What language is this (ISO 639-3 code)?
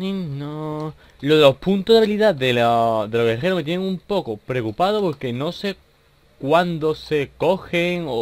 spa